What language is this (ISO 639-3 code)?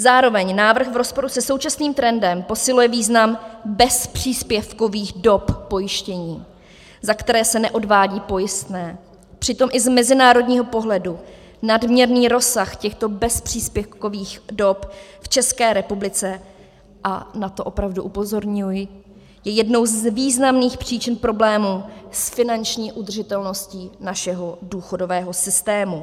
ces